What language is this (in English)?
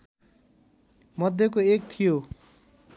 Nepali